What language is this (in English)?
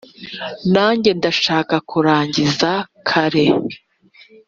Kinyarwanda